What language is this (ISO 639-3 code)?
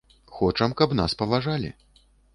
bel